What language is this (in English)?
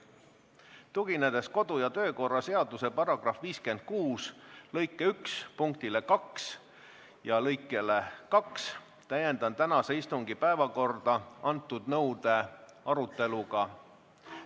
Estonian